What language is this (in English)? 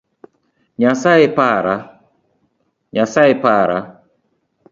Luo (Kenya and Tanzania)